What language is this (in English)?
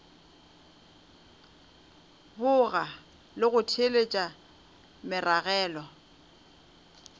Northern Sotho